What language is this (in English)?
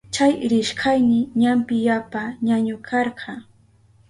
Southern Pastaza Quechua